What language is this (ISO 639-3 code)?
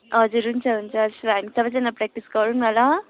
nep